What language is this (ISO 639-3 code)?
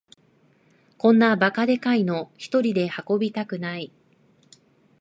jpn